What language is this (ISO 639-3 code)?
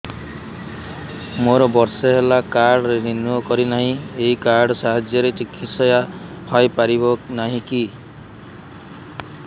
ori